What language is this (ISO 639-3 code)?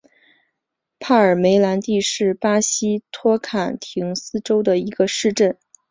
zho